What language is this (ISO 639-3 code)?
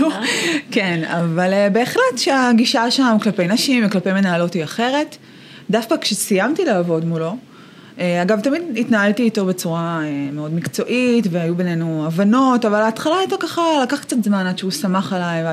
heb